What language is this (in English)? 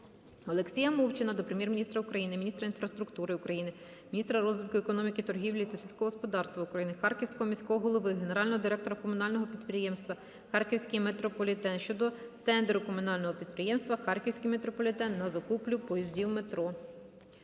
Ukrainian